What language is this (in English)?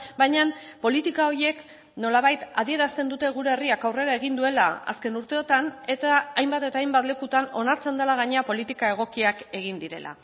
Basque